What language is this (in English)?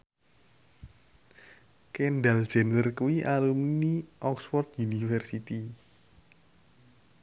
Javanese